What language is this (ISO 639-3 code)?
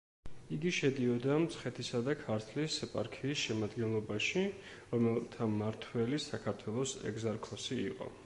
kat